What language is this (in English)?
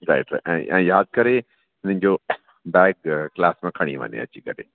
Sindhi